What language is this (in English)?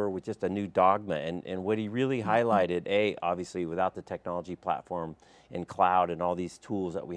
English